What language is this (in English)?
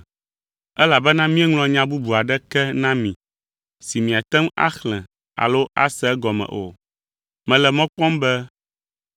Ewe